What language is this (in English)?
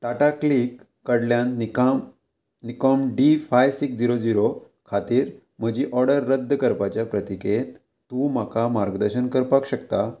Konkani